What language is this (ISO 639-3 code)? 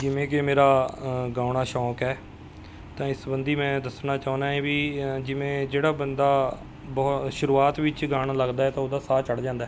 pan